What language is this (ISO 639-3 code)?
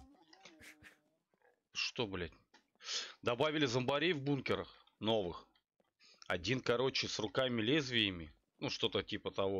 rus